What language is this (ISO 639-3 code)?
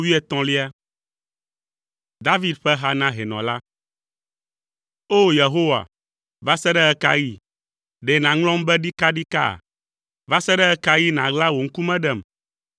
ewe